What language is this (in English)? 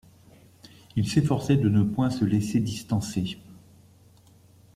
French